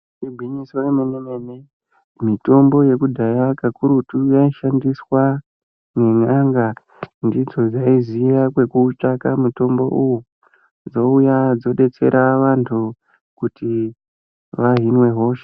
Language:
Ndau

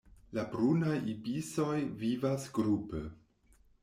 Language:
Esperanto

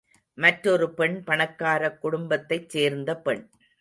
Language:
Tamil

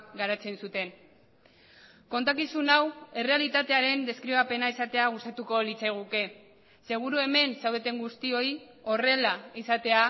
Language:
Basque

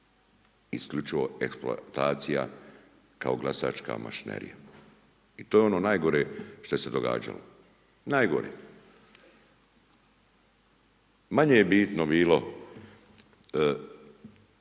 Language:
Croatian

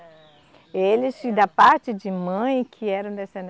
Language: Portuguese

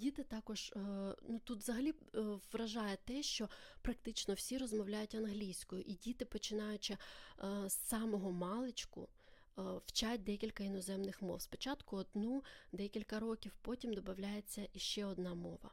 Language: Ukrainian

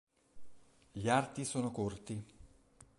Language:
Italian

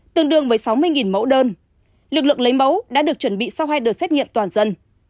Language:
Vietnamese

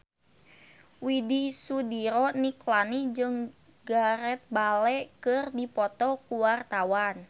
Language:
Sundanese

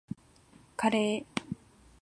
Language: Japanese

